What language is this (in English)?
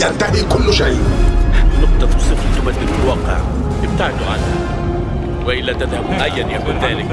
Arabic